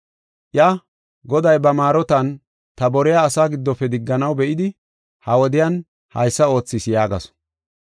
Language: Gofa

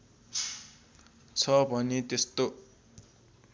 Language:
Nepali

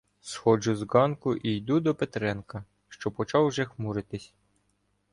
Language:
Ukrainian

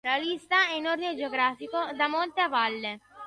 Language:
Italian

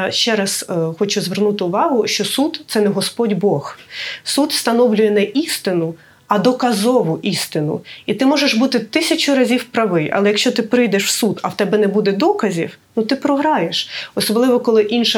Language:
Ukrainian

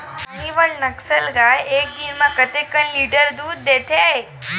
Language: Chhattisgarhi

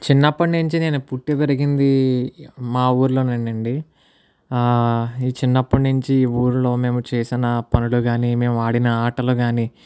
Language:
Telugu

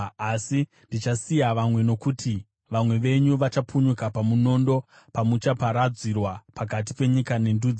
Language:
Shona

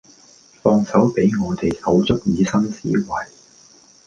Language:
Cantonese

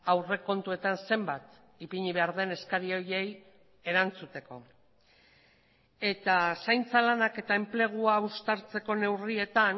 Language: Basque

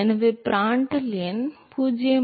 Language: Tamil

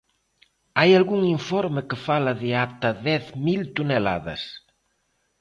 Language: Galician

